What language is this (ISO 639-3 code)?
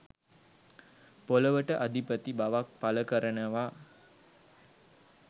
sin